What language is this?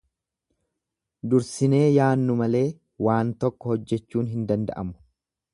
Oromo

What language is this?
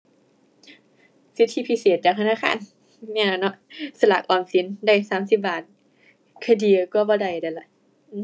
Thai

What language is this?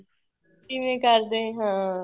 Punjabi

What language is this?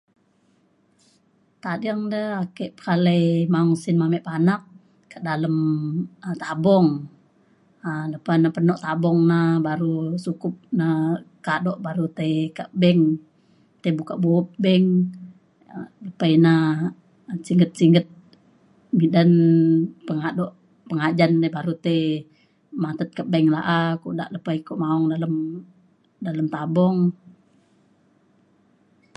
Mainstream Kenyah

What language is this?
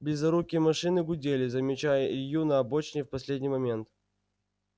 Russian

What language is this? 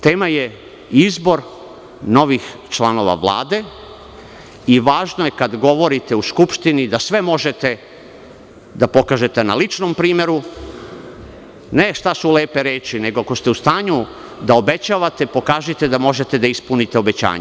Serbian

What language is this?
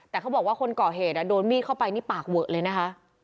Thai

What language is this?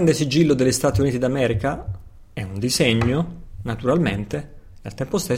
Italian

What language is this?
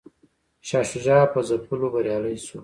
Pashto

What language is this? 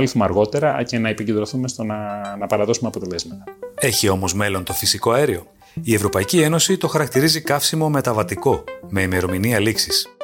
Greek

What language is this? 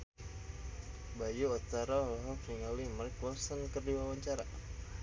Sundanese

